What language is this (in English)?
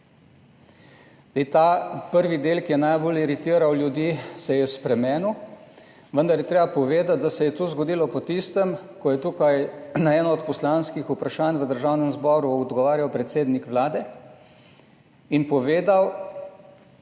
Slovenian